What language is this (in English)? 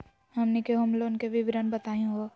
Magahi